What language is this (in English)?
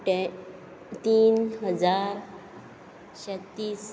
Konkani